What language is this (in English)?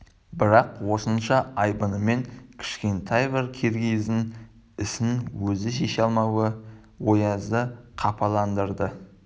Kazakh